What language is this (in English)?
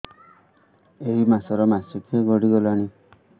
Odia